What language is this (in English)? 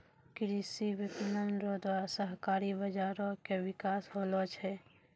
Maithili